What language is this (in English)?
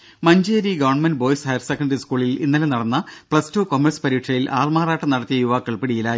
Malayalam